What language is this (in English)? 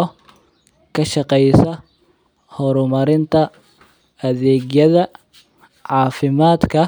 Somali